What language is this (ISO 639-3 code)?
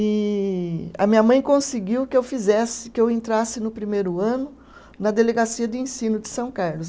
por